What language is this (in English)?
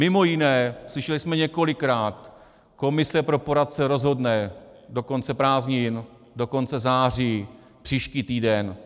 Czech